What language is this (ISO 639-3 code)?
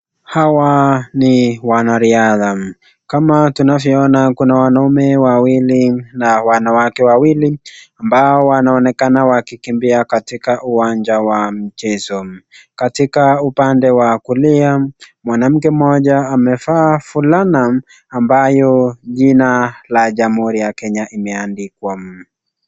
swa